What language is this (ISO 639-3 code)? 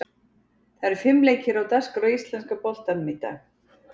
isl